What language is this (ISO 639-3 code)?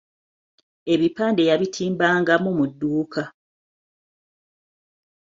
lug